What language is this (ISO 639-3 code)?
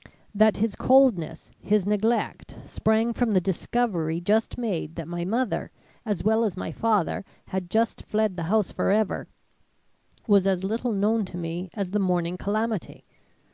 eng